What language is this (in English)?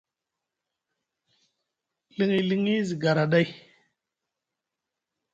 Musgu